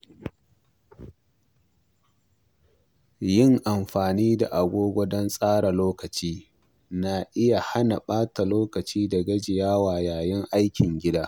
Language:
Hausa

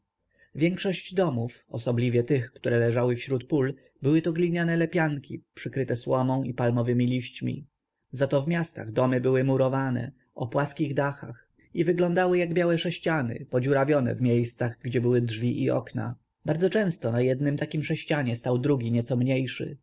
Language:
Polish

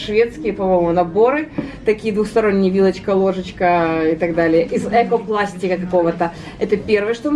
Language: Russian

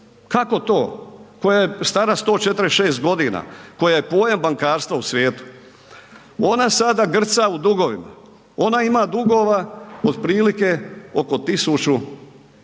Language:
Croatian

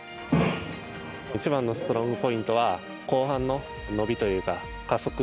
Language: Japanese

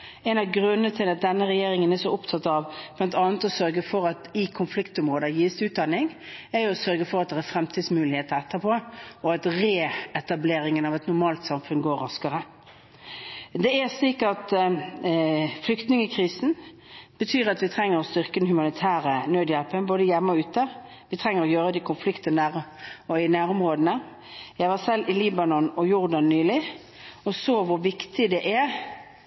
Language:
Norwegian Bokmål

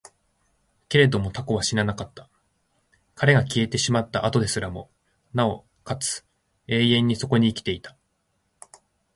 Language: Japanese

